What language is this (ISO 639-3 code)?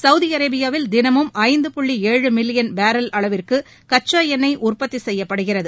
tam